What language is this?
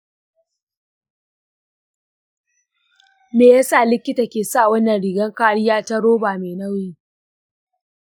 Hausa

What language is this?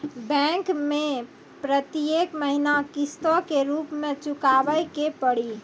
Maithili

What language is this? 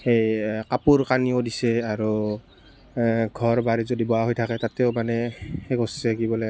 Assamese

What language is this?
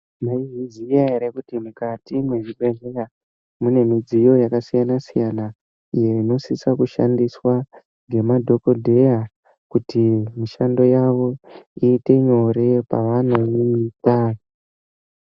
Ndau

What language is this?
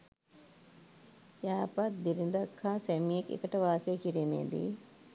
Sinhala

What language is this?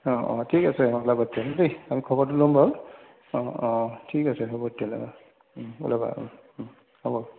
Assamese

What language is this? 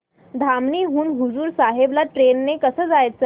Marathi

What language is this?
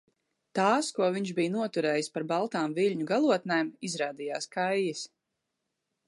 Latvian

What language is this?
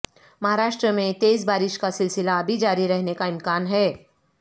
Urdu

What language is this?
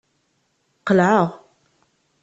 Kabyle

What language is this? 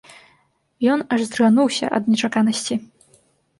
Belarusian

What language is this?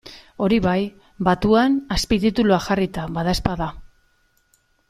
Basque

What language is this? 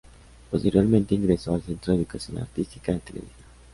Spanish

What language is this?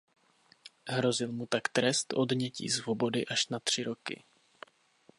Czech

